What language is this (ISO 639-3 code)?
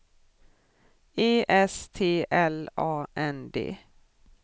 swe